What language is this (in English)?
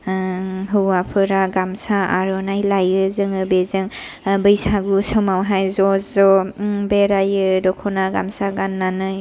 Bodo